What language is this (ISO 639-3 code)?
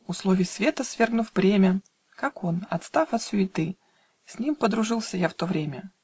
rus